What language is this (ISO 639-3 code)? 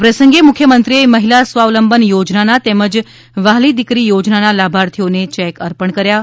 guj